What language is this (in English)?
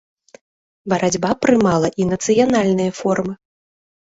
Belarusian